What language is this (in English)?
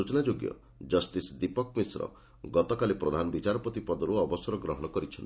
Odia